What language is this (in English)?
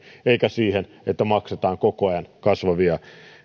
Finnish